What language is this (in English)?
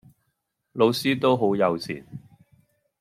Cantonese